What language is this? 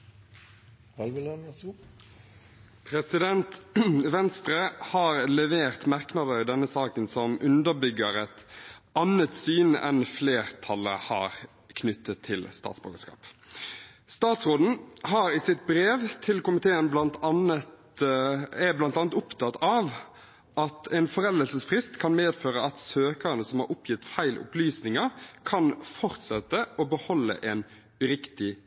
Norwegian Bokmål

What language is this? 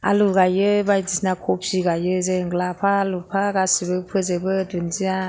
Bodo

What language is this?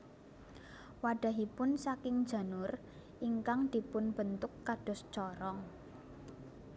Javanese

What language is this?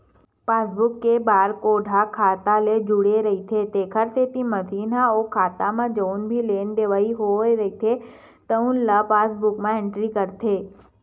Chhattisgarhi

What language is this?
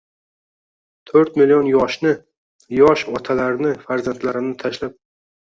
Uzbek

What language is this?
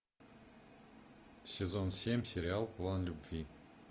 Russian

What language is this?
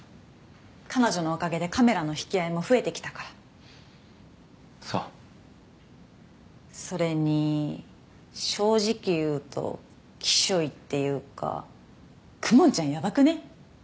Japanese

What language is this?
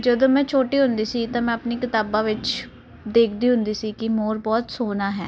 Punjabi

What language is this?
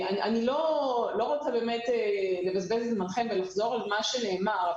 Hebrew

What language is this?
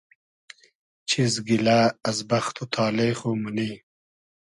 Hazaragi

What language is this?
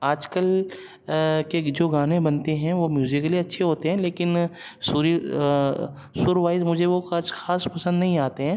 Urdu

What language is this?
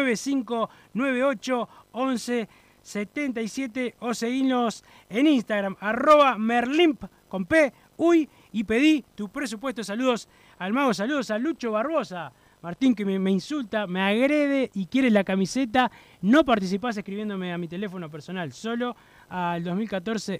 Spanish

